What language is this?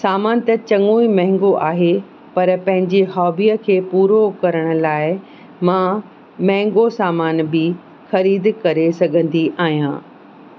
Sindhi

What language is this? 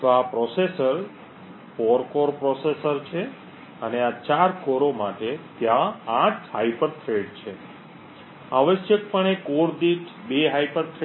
Gujarati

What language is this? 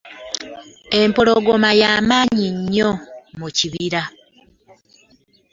Ganda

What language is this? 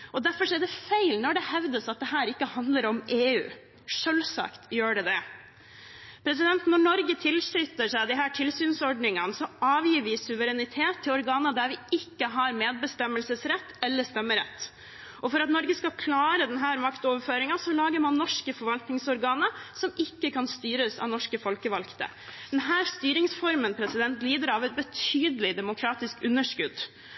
Norwegian Bokmål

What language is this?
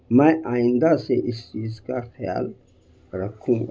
Urdu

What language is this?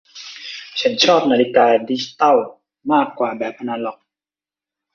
Thai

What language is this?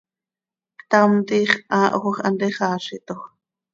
Seri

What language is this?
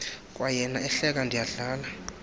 Xhosa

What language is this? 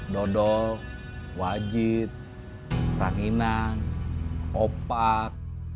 Indonesian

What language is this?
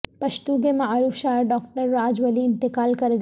Urdu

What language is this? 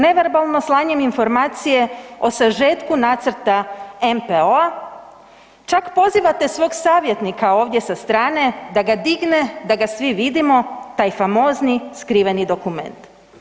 Croatian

